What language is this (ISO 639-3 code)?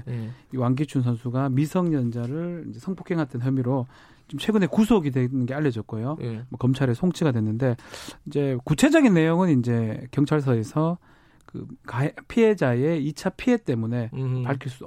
kor